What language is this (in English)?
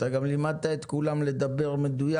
Hebrew